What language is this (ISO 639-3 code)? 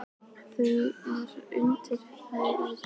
isl